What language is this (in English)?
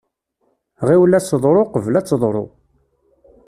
Kabyle